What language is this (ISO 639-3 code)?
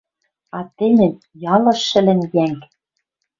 mrj